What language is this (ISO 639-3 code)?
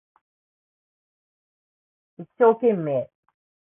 jpn